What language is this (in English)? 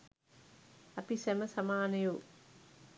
Sinhala